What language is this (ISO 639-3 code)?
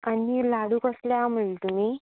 kok